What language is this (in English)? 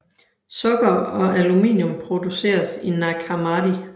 Danish